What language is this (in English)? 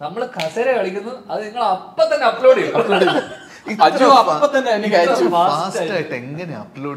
Malayalam